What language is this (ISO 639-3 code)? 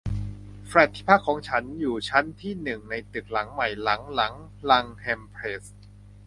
tha